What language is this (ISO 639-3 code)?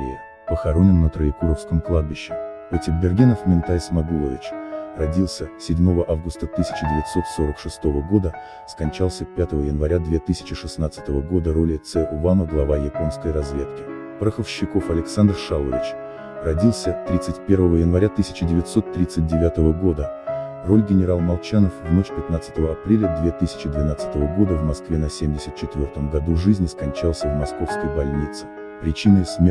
rus